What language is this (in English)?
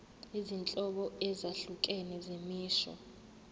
Zulu